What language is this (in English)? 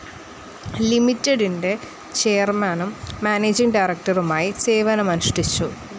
Malayalam